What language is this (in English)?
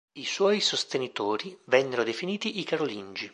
Italian